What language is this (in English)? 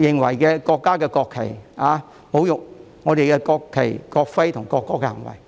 Cantonese